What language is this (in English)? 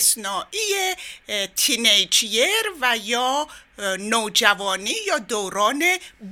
Persian